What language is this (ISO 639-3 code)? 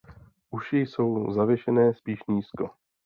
ces